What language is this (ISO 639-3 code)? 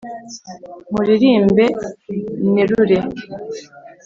kin